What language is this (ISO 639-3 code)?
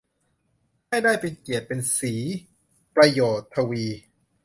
tha